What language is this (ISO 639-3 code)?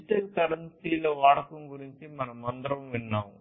tel